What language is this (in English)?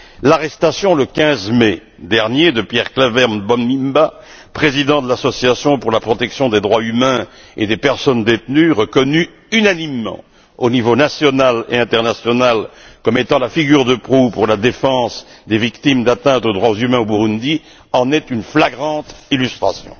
French